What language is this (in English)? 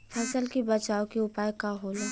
Bhojpuri